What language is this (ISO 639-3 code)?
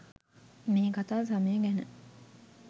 sin